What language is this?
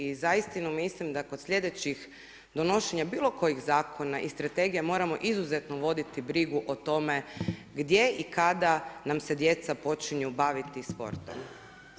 Croatian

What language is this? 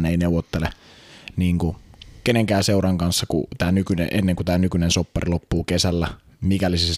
Finnish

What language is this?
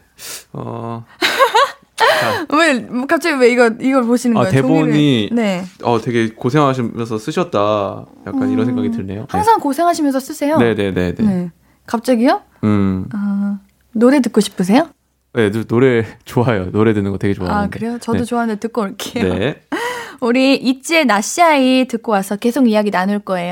Korean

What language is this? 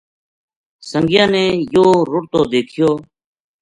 Gujari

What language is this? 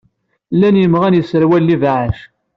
Kabyle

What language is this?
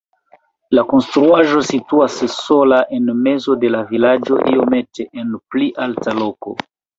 Esperanto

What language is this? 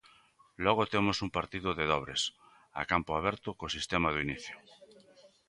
Galician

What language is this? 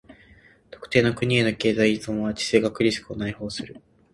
Japanese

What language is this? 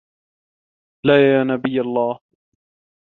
Arabic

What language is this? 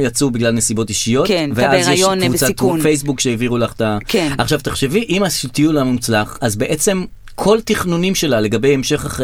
Hebrew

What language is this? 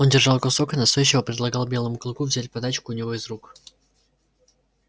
Russian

